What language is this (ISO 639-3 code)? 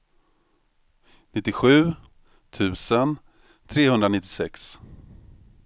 swe